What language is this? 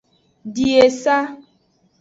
Aja (Benin)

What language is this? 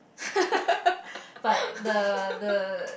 English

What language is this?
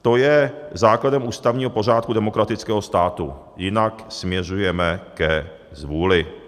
Czech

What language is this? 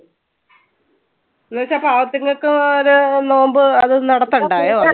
Malayalam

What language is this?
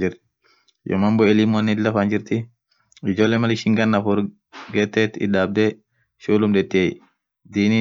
Orma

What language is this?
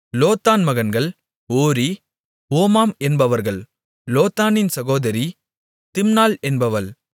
Tamil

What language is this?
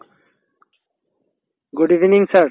Assamese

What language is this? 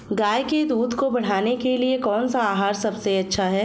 Hindi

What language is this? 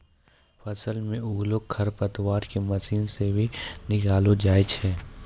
Maithili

